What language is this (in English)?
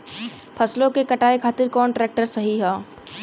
Bhojpuri